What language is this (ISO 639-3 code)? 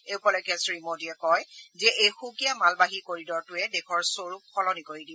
asm